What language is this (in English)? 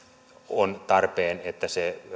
Finnish